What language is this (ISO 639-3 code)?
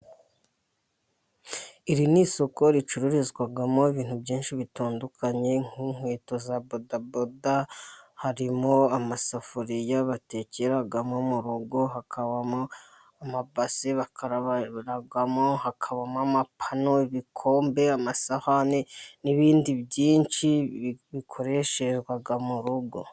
kin